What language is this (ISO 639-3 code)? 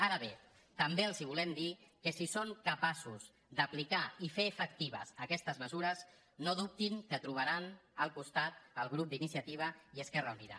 cat